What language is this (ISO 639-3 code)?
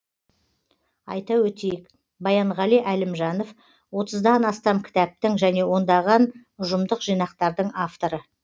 kaz